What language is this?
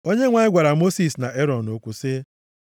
Igbo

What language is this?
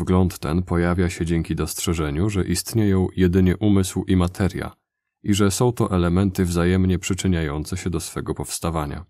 Polish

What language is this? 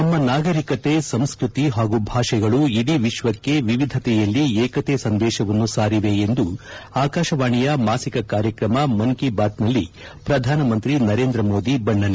Kannada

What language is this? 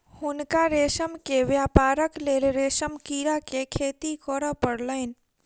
Maithili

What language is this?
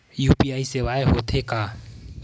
Chhattisgarhi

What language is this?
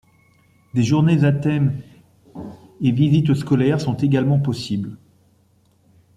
French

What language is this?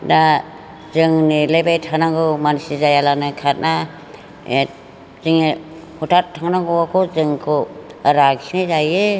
Bodo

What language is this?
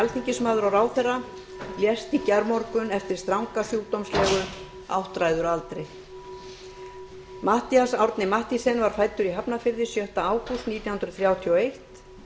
Icelandic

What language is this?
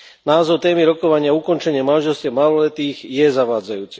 Slovak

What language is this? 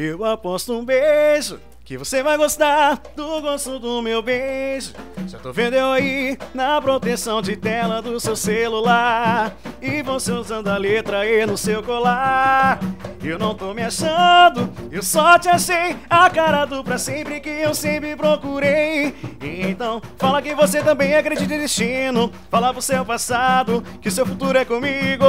Portuguese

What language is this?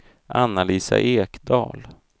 Swedish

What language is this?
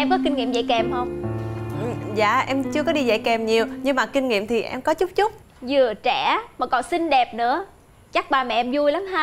Vietnamese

